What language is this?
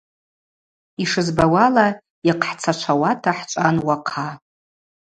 Abaza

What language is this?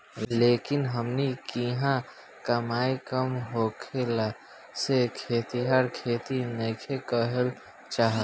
Bhojpuri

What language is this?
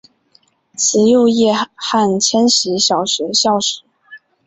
Chinese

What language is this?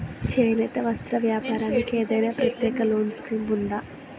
Telugu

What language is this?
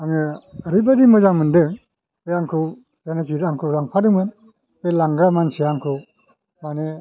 Bodo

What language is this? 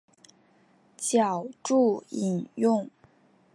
Chinese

